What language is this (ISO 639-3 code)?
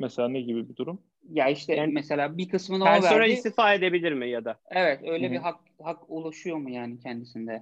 tur